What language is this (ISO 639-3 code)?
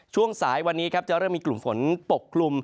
tha